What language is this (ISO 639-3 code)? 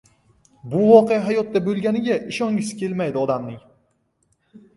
uzb